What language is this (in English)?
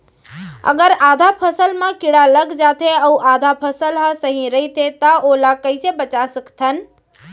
Chhattisgarhi